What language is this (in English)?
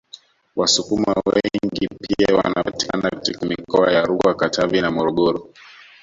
Swahili